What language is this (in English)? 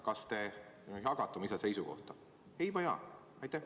Estonian